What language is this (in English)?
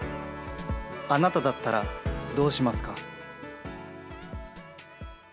Japanese